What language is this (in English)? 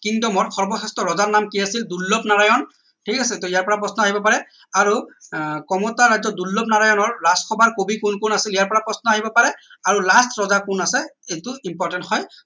Assamese